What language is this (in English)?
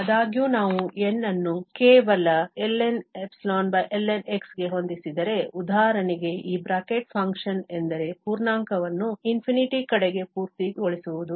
Kannada